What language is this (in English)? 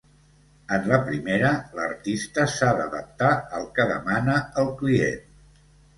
Catalan